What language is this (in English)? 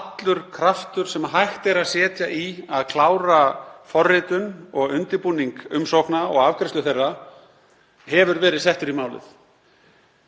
Icelandic